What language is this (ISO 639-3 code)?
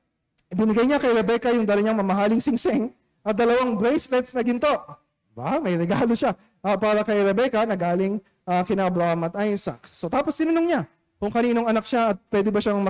fil